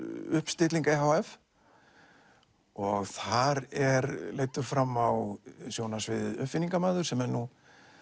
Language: Icelandic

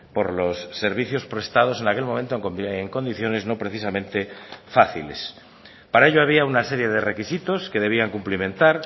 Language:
Spanish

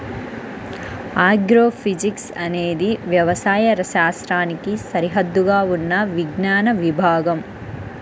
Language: Telugu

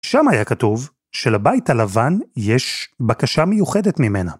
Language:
Hebrew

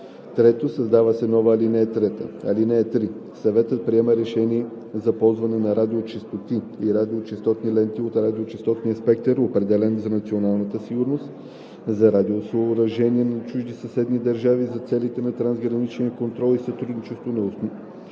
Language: Bulgarian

